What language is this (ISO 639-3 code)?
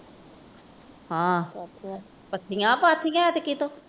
pan